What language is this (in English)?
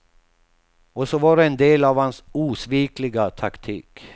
Swedish